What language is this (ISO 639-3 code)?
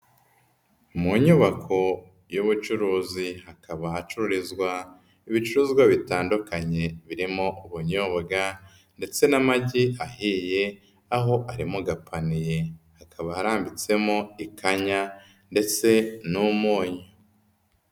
kin